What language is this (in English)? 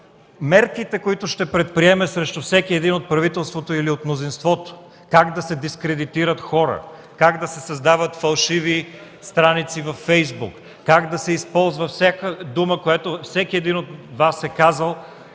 Bulgarian